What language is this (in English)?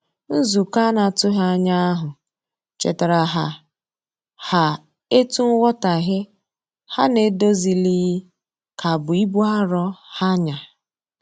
Igbo